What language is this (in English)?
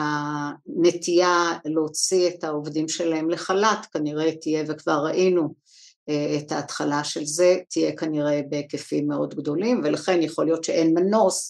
Hebrew